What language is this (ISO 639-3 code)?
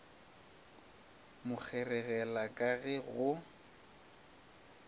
nso